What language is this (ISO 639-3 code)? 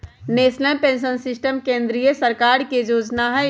mag